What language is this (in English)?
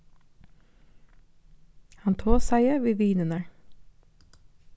Faroese